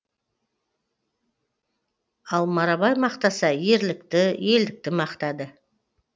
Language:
Kazakh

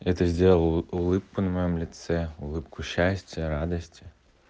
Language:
Russian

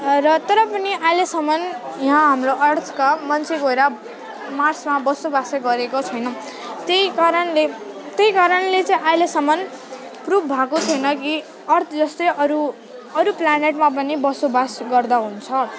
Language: Nepali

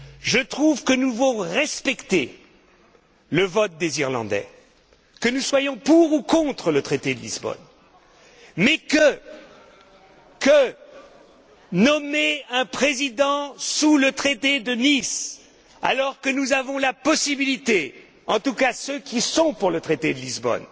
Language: French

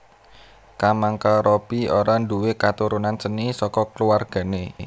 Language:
Javanese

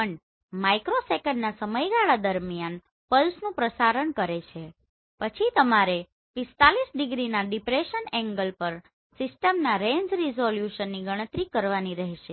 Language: Gujarati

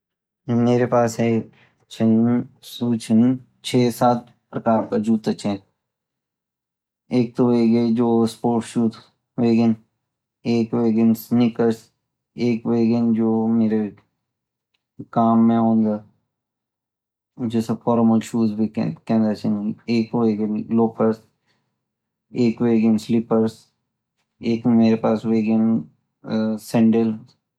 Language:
Garhwali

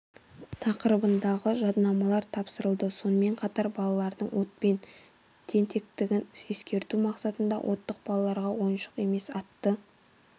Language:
Kazakh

